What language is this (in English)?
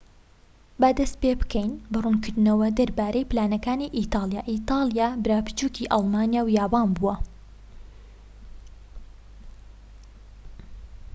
Central Kurdish